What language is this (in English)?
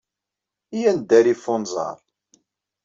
Kabyle